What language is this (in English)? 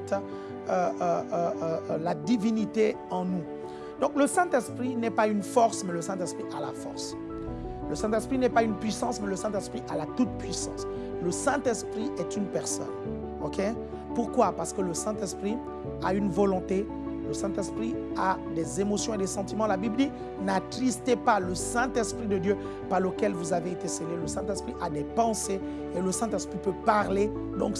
French